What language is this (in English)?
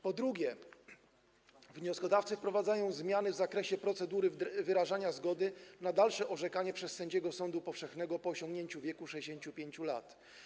Polish